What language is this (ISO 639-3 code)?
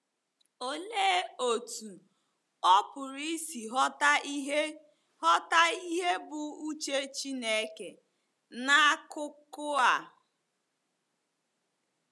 ibo